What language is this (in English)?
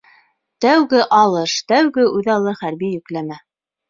Bashkir